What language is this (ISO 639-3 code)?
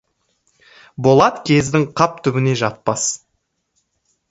kaz